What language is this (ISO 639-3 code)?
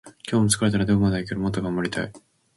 jpn